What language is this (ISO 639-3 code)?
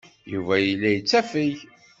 kab